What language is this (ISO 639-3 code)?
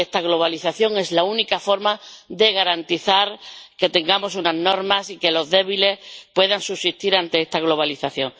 spa